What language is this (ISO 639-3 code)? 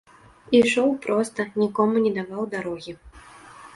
bel